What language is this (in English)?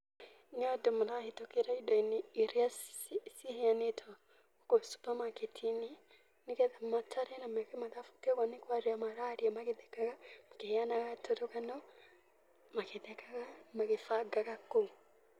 Kikuyu